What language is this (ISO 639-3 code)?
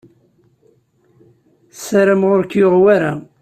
kab